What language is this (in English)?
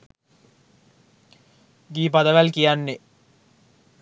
Sinhala